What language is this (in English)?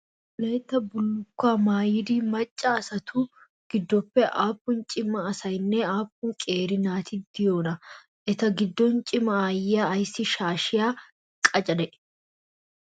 Wolaytta